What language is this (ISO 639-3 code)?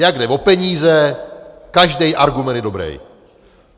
ces